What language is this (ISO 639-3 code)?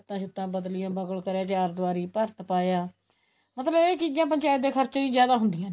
pan